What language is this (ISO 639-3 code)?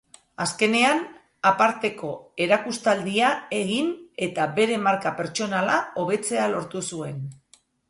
eus